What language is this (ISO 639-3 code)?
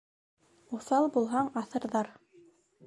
bak